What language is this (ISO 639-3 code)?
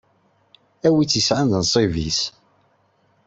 kab